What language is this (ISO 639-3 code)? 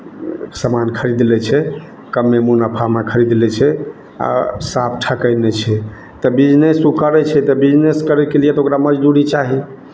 mai